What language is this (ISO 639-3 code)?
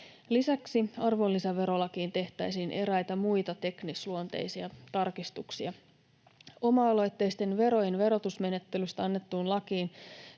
fin